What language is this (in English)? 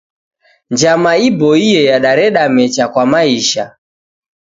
Taita